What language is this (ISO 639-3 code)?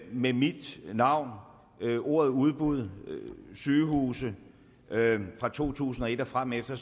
dan